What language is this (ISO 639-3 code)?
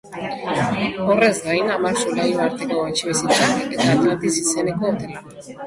eus